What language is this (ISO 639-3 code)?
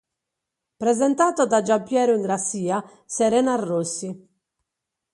ita